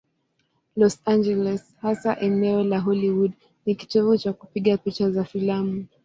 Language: Swahili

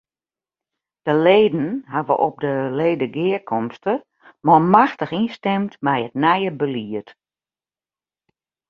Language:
Western Frisian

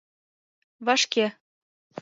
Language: Mari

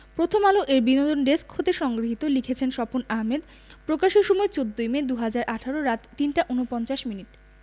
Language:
Bangla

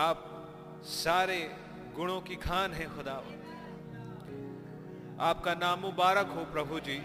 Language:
Hindi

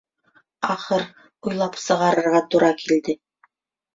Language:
Bashkir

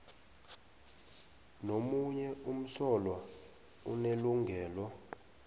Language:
South Ndebele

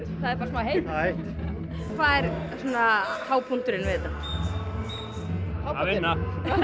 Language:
Icelandic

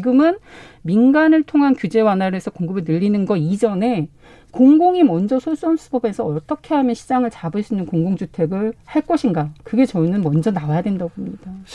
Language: Korean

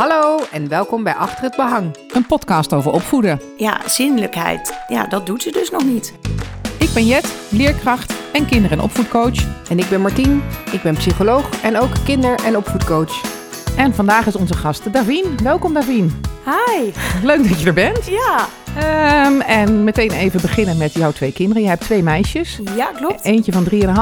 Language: Dutch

